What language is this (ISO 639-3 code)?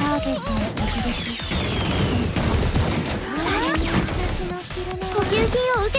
jpn